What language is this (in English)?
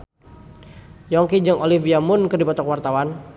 Sundanese